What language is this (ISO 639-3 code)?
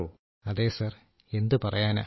mal